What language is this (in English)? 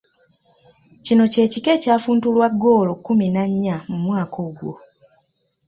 Ganda